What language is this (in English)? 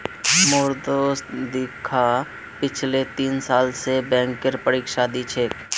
Magahi